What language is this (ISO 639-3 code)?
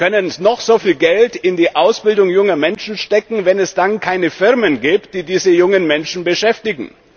deu